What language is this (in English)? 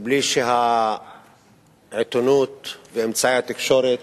Hebrew